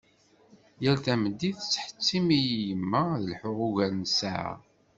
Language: Kabyle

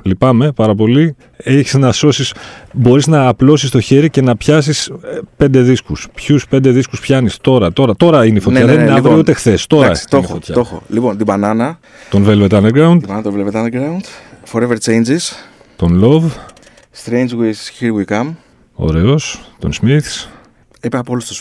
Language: Greek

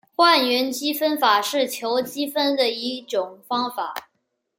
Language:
Chinese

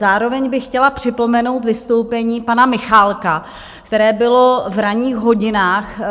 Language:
Czech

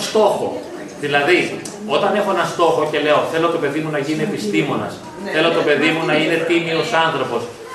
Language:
Greek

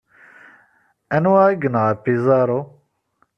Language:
Kabyle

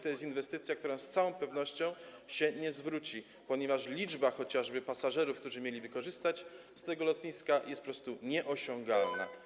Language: Polish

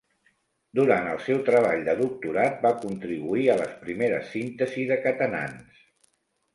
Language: Catalan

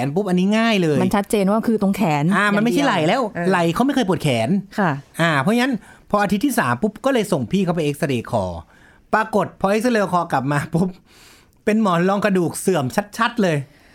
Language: Thai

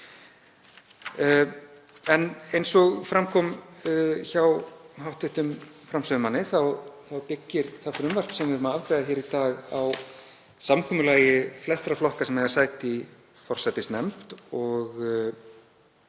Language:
Icelandic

